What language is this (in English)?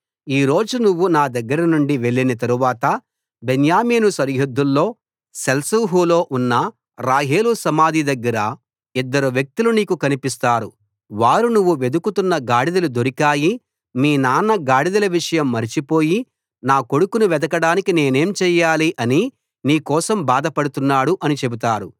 Telugu